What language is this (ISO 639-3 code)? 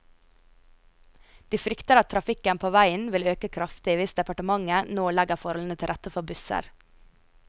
nor